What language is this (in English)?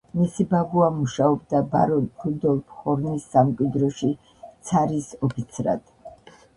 Georgian